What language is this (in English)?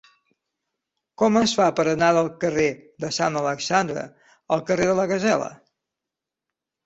Catalan